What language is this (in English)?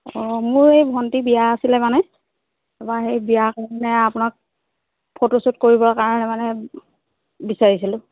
Assamese